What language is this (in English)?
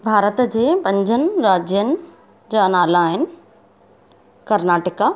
Sindhi